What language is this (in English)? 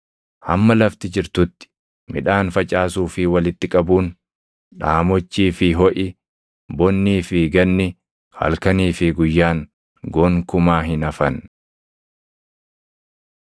Oromo